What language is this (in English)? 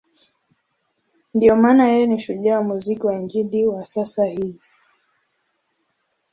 Swahili